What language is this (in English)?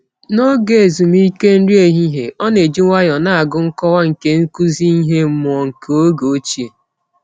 Igbo